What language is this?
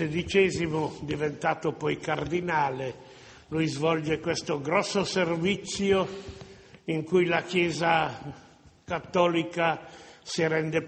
Italian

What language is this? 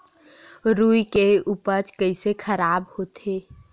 Chhattisgarhi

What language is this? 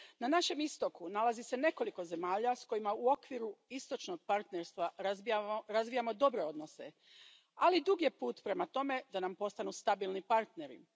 Croatian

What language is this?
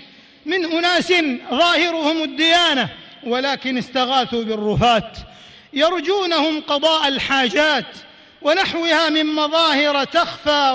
Arabic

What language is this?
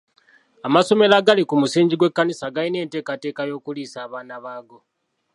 Ganda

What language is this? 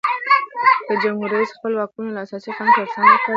Pashto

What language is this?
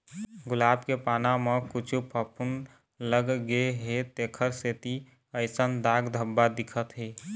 Chhattisgarhi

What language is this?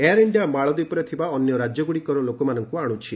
Odia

